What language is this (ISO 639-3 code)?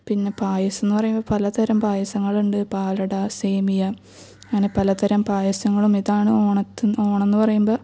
mal